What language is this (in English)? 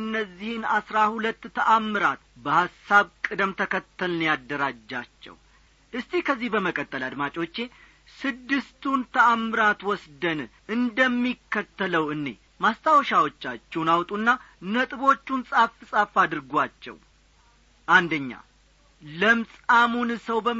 Amharic